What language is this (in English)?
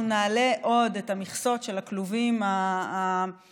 Hebrew